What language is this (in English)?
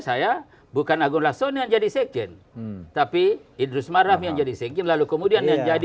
Indonesian